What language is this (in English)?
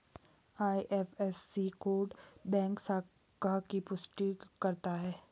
Hindi